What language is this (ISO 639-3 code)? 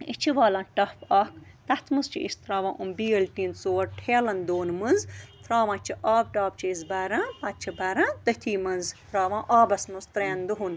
kas